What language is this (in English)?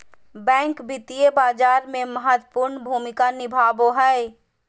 Magahi